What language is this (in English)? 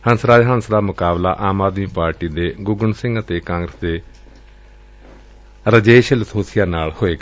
Punjabi